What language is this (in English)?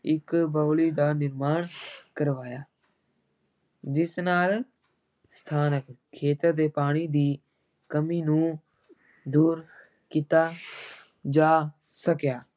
Punjabi